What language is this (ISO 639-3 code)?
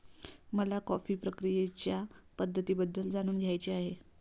mar